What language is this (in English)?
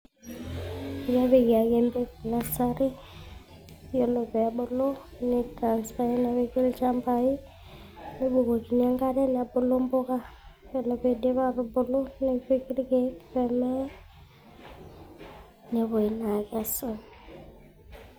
Masai